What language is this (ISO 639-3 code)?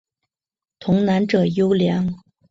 zho